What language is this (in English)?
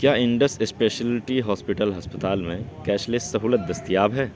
Urdu